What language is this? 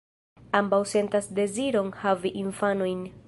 Esperanto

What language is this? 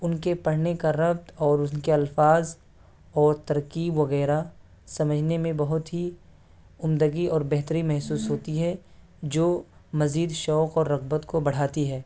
Urdu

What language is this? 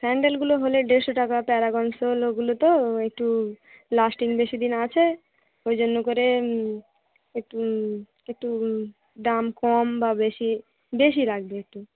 Bangla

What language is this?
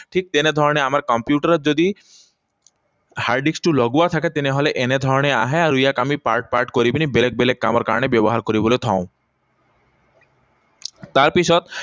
Assamese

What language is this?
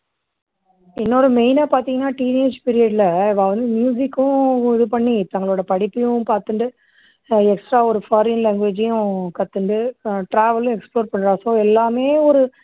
Tamil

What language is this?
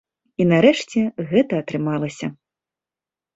Belarusian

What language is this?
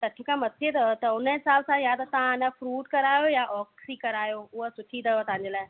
Sindhi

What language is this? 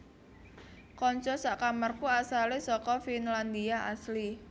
Javanese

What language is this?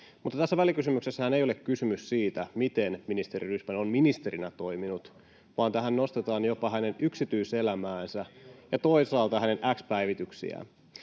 Finnish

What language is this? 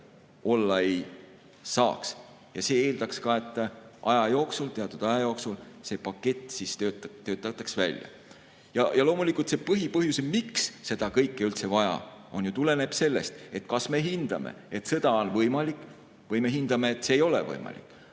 Estonian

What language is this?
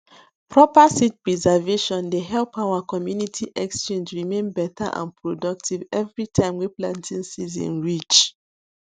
Nigerian Pidgin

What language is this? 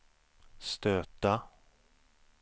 Swedish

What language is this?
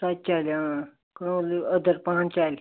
Kashmiri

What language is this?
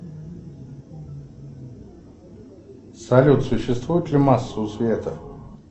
Russian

